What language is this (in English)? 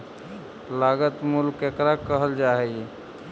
Magahi